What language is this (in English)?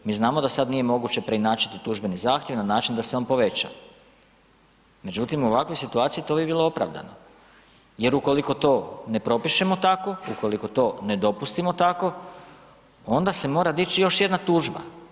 Croatian